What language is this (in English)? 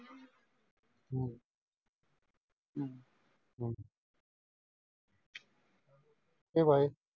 Punjabi